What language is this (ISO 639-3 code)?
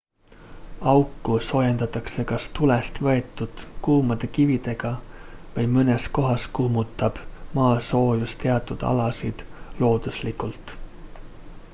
est